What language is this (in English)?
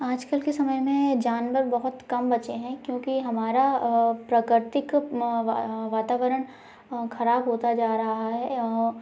Hindi